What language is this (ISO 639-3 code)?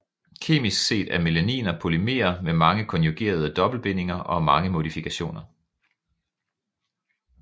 dan